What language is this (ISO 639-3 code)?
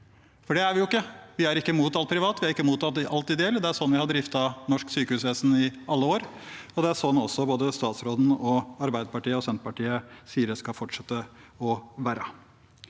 nor